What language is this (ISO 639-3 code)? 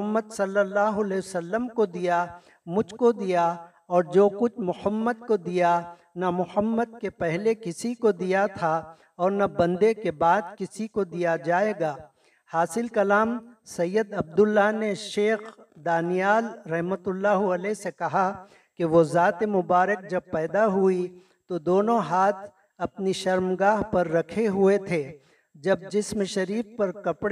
urd